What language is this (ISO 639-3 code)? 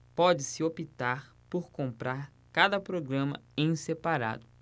por